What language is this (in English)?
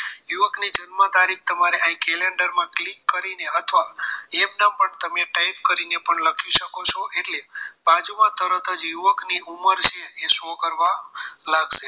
Gujarati